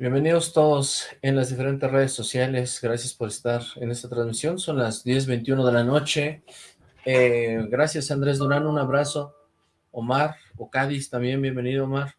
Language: Spanish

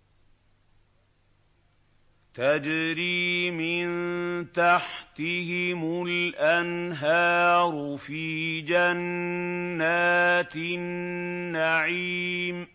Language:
Arabic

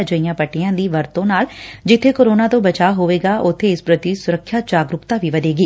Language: Punjabi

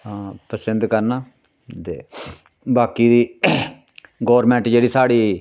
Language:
Dogri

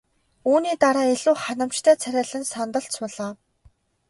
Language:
Mongolian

